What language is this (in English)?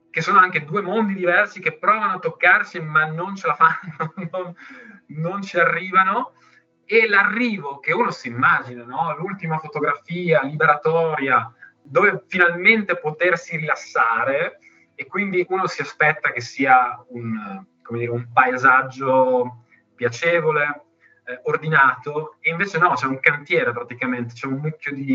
Italian